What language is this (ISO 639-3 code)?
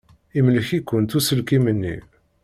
kab